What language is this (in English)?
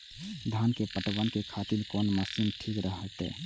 Maithili